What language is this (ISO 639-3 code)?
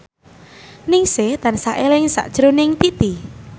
jav